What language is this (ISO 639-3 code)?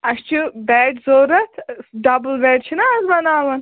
kas